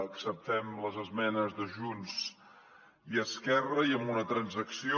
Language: Catalan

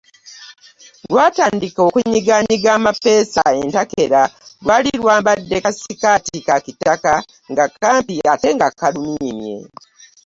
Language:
Ganda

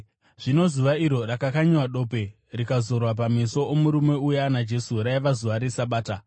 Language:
Shona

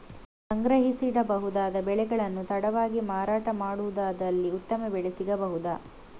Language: Kannada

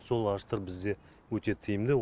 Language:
Kazakh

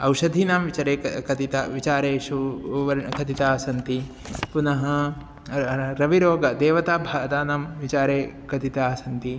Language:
Sanskrit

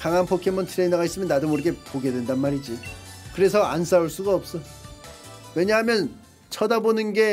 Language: Korean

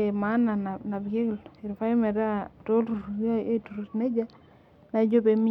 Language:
Masai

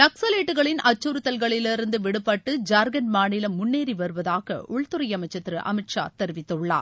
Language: Tamil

